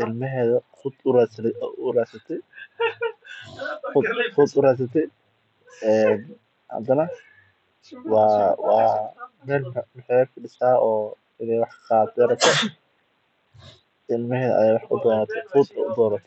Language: Somali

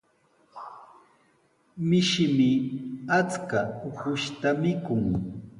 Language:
Sihuas Ancash Quechua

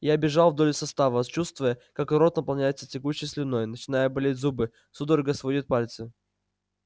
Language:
Russian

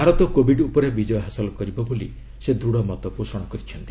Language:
Odia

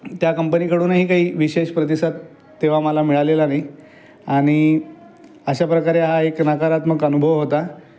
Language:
Marathi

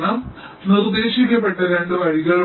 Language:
Malayalam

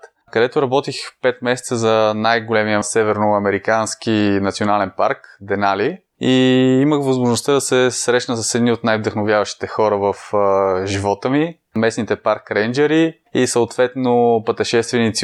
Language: Bulgarian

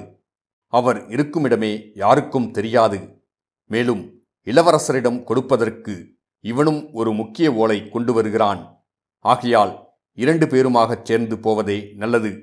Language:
Tamil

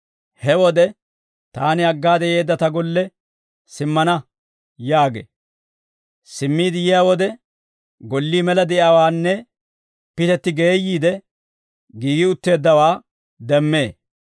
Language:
Dawro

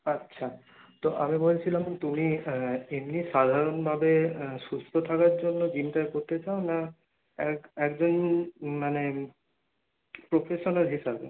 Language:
Bangla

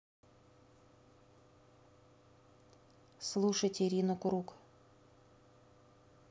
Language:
Russian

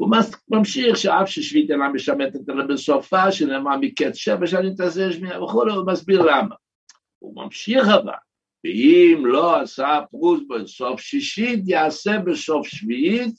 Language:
Hebrew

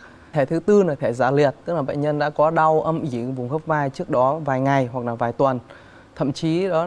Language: Vietnamese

